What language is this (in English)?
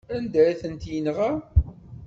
Kabyle